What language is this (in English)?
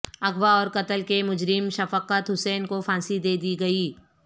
Urdu